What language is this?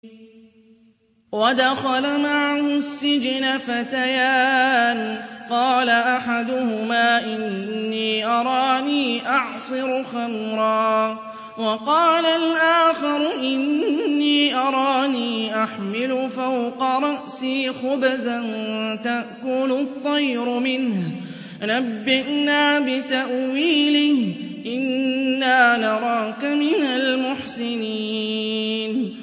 Arabic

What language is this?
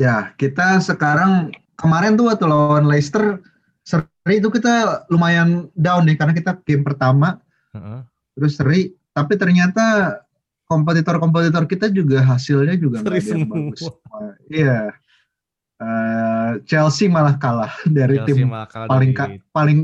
Indonesian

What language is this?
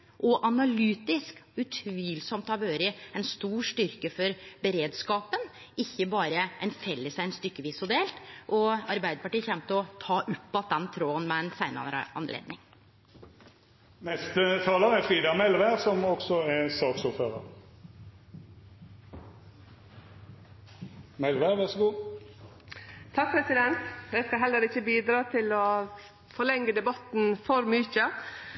Norwegian Nynorsk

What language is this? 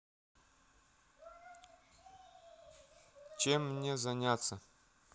Russian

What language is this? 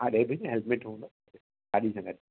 Sindhi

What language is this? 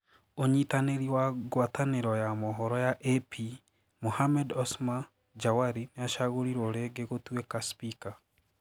Kikuyu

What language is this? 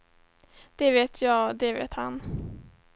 Swedish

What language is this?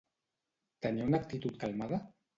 Catalan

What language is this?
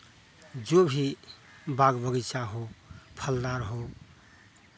Hindi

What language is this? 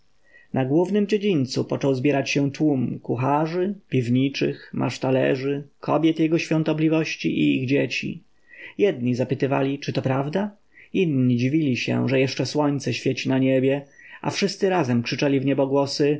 Polish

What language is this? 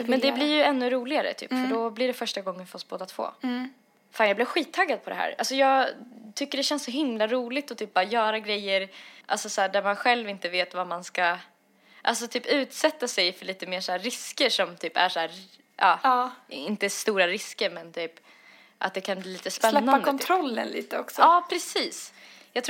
Swedish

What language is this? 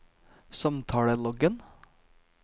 Norwegian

